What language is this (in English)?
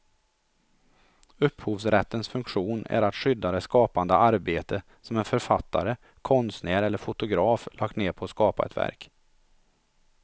Swedish